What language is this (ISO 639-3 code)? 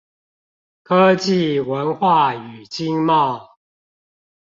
zho